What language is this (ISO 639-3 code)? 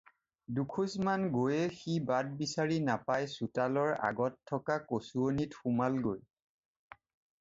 asm